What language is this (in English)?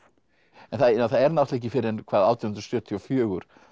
Icelandic